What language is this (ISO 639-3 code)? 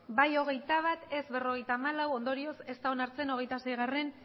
eus